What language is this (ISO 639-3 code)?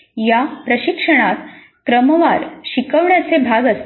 mar